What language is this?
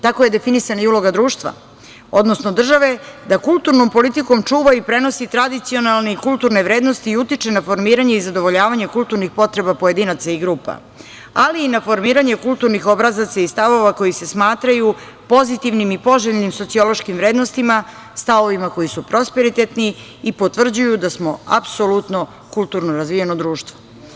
Serbian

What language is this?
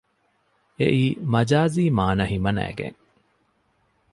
Divehi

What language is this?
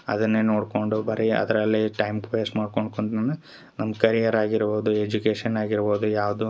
Kannada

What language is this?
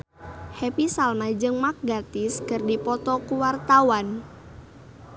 Sundanese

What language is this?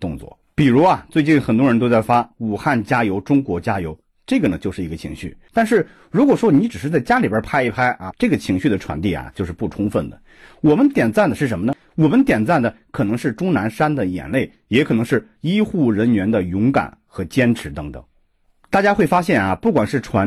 Chinese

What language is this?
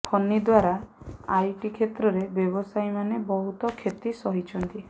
Odia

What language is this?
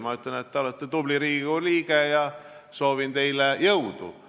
Estonian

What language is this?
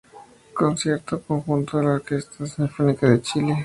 Spanish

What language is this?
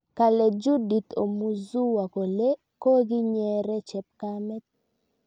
Kalenjin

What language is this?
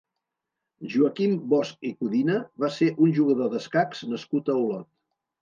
Catalan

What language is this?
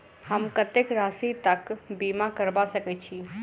Maithili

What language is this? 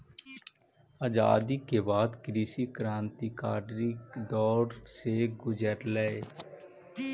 Magahi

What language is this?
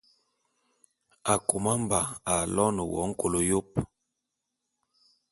Bulu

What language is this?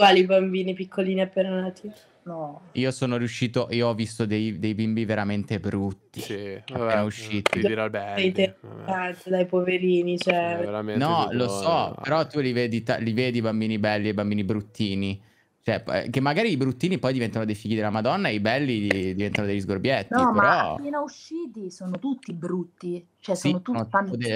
Italian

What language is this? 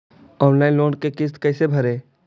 Magahi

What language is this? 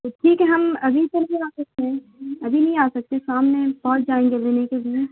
Urdu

